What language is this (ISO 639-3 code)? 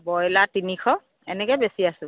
asm